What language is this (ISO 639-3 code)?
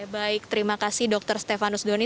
ind